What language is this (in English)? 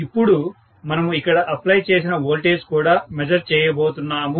Telugu